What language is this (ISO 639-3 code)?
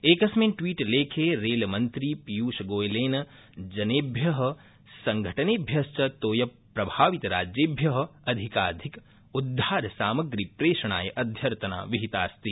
san